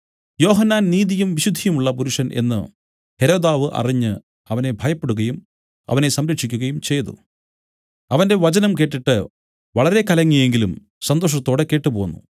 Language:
Malayalam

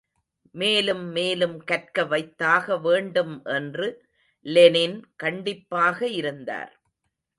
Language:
Tamil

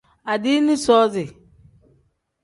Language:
Tem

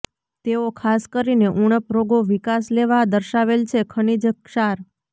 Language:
Gujarati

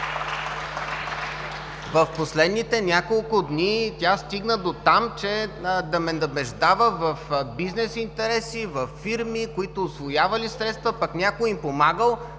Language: Bulgarian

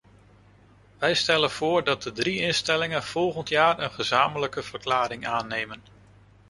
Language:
Dutch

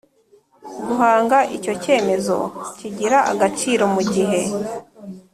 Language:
Kinyarwanda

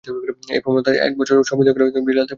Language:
Bangla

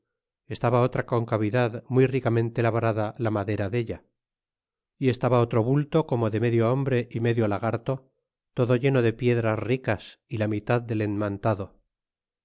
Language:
Spanish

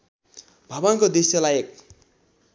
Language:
Nepali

